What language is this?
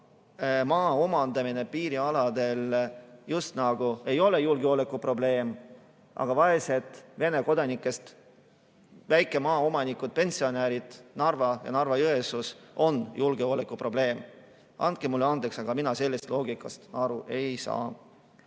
Estonian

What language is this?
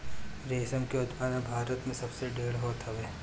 Bhojpuri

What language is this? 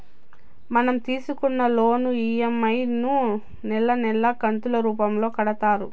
Telugu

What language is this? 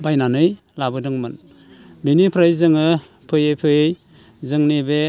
Bodo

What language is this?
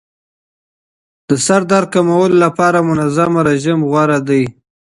Pashto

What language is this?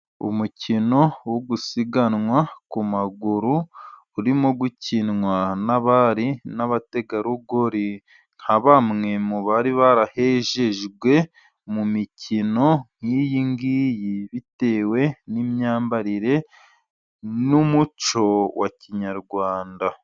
Kinyarwanda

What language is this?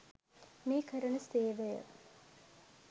Sinhala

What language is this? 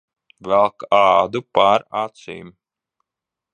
Latvian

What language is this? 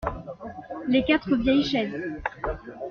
French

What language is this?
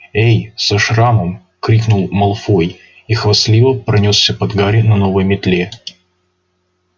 Russian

